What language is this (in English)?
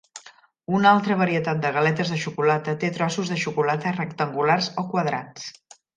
Catalan